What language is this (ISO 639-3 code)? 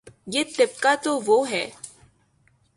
urd